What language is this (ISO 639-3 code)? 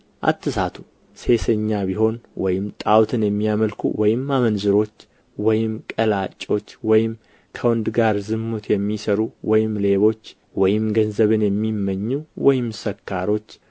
amh